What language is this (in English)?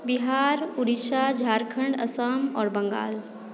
Maithili